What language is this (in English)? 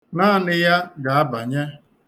Igbo